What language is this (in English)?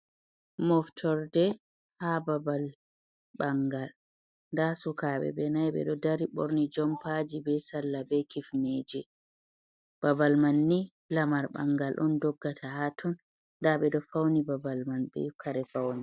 Fula